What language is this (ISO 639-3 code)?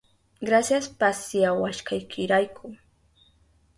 qup